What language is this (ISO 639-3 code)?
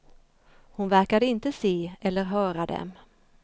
swe